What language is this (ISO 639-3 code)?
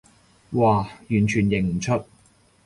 yue